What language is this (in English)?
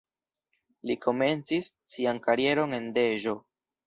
Esperanto